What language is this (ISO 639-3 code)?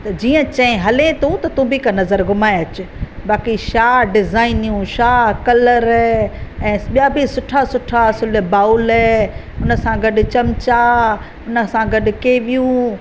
snd